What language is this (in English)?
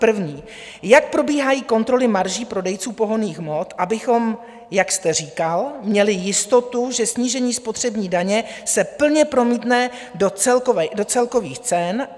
Czech